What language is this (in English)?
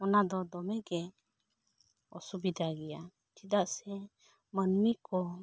Santali